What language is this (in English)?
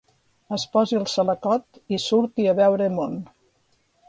Catalan